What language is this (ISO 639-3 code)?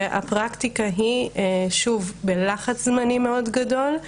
heb